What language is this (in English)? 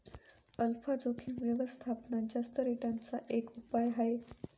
Marathi